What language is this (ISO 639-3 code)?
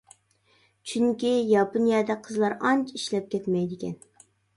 uig